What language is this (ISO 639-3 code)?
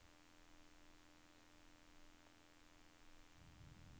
nor